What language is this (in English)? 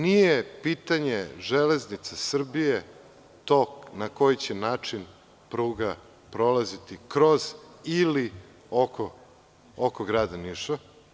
Serbian